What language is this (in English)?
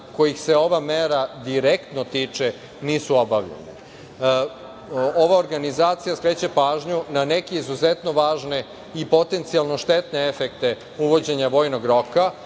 Serbian